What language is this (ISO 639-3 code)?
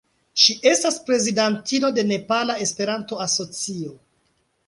epo